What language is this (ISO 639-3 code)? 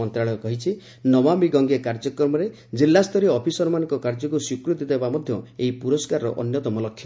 ori